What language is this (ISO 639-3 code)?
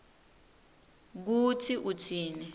ssw